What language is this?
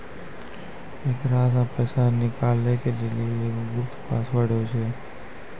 Maithili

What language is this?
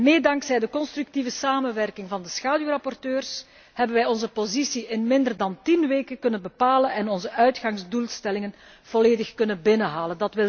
Dutch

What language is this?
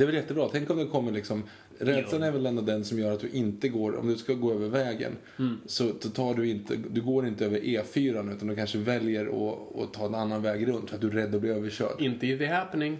Swedish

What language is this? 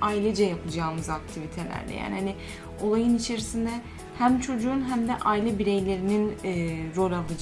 Turkish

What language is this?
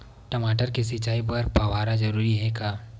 Chhattisgarhi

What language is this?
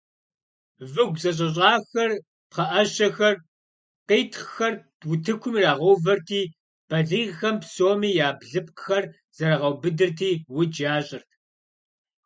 Kabardian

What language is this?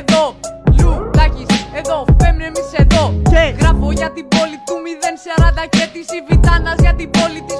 Greek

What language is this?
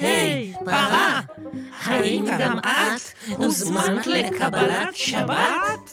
Hebrew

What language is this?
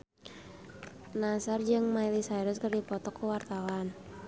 Sundanese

